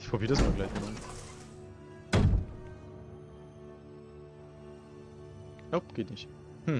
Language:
German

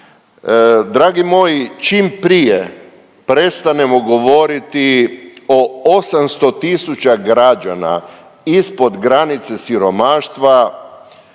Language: Croatian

